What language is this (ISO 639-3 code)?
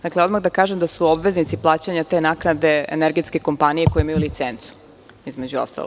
srp